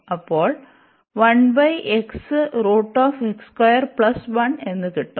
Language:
Malayalam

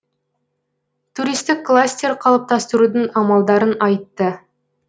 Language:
Kazakh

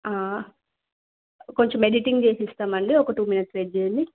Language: Telugu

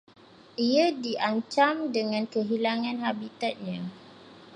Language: Malay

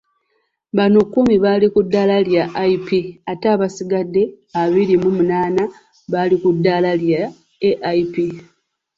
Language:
Ganda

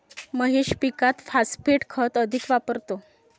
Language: Marathi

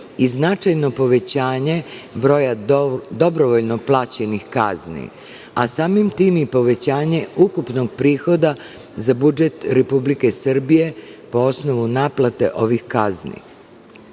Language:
Serbian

